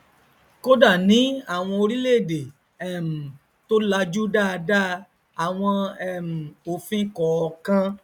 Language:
Yoruba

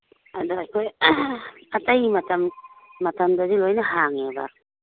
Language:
Manipuri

